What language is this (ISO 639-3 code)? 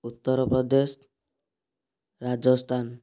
ori